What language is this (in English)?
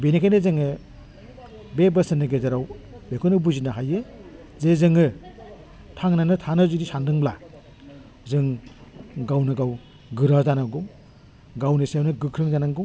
Bodo